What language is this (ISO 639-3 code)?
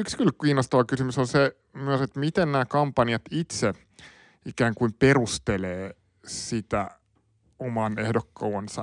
fin